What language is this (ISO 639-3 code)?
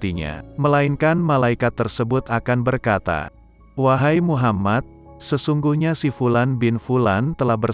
ind